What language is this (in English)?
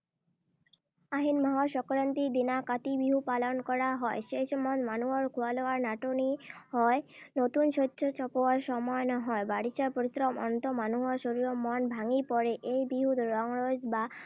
Assamese